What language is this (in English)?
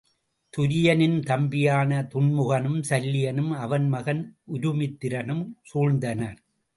Tamil